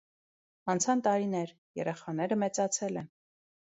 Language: Armenian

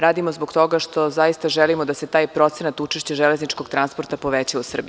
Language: Serbian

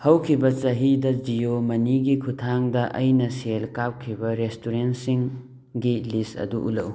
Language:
Manipuri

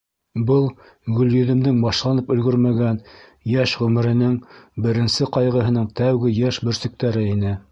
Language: Bashkir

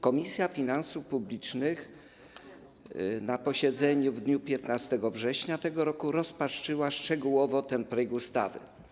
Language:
Polish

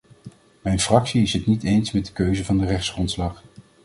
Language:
Dutch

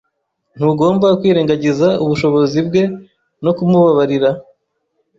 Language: Kinyarwanda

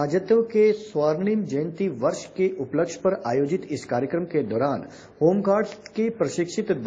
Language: Hindi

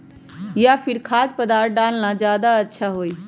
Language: Magahi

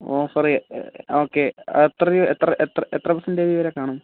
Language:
Malayalam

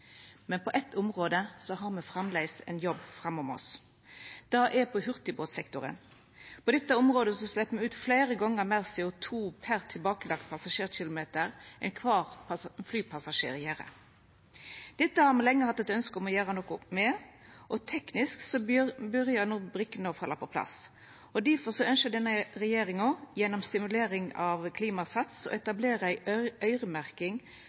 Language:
Norwegian Nynorsk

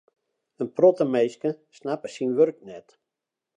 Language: Western Frisian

